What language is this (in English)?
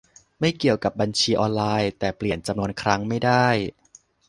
Thai